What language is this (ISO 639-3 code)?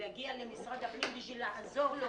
heb